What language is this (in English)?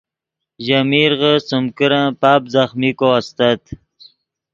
Yidgha